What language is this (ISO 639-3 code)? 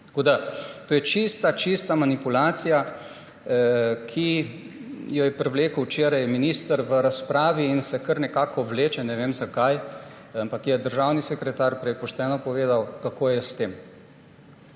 slv